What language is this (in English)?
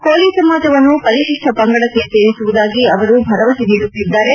Kannada